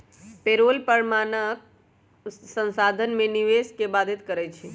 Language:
Magahi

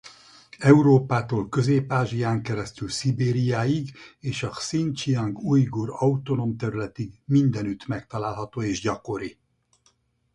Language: Hungarian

